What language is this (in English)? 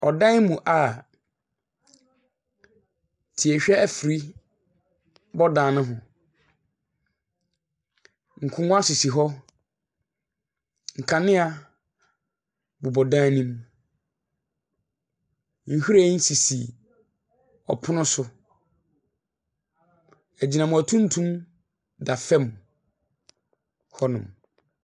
Akan